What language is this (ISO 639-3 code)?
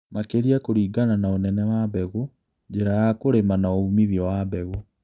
kik